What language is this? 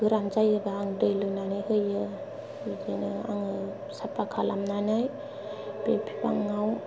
Bodo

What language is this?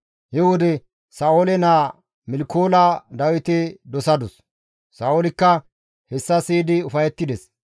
Gamo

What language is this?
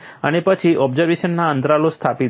Gujarati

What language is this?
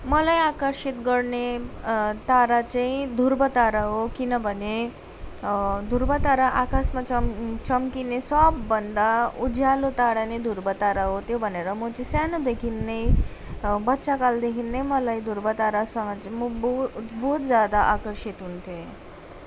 Nepali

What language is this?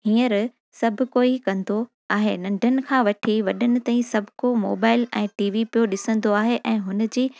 Sindhi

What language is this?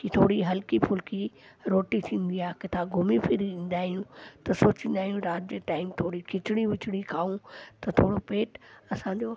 Sindhi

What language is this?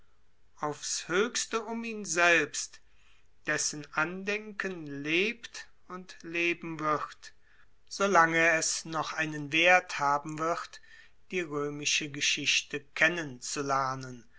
German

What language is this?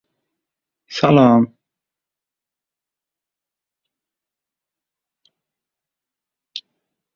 Uzbek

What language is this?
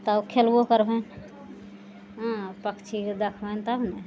Maithili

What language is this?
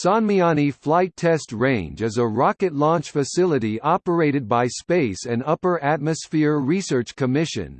English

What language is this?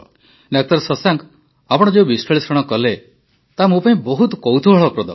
Odia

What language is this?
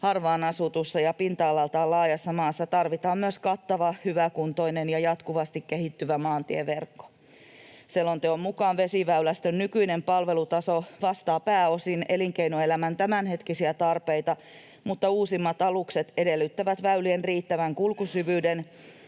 Finnish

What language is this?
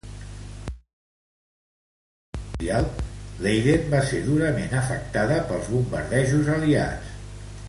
Catalan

